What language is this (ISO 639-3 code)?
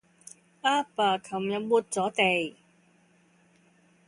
yue